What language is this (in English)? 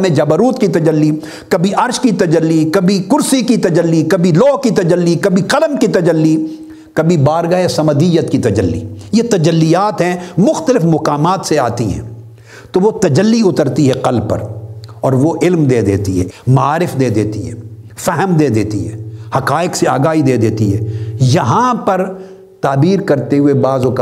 Urdu